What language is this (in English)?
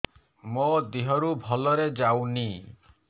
Odia